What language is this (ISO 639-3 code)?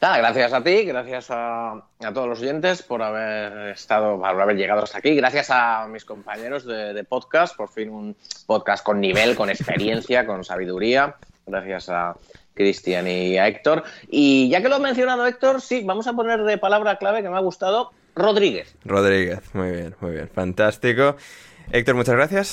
spa